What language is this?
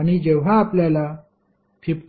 Marathi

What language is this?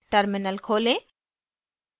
Hindi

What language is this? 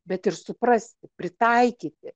Lithuanian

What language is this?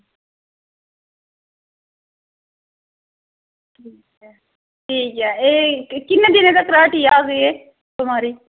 Dogri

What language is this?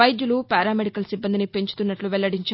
Telugu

